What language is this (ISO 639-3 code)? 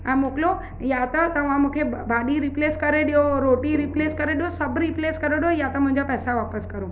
snd